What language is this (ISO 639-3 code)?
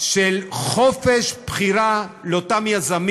heb